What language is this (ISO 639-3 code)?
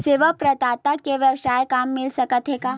hne